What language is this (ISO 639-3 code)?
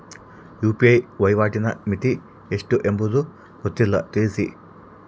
kan